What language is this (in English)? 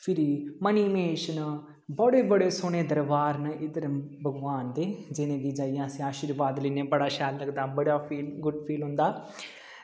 Dogri